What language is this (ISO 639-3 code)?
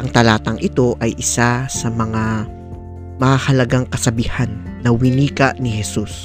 fil